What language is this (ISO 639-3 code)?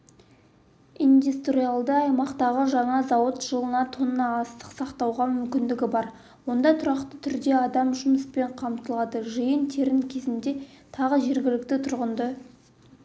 kaz